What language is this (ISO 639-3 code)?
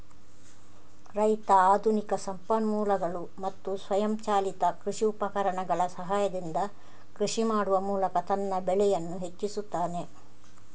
kan